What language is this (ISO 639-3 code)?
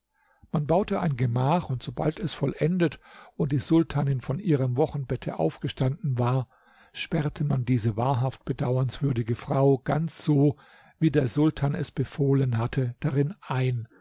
deu